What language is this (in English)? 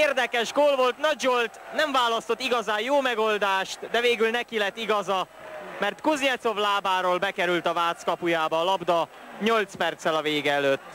Hungarian